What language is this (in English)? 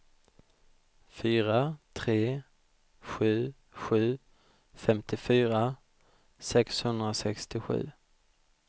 Swedish